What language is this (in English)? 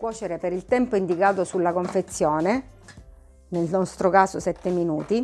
Italian